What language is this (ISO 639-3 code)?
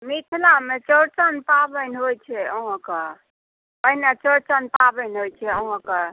mai